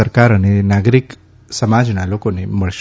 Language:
Gujarati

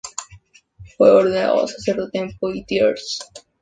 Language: Spanish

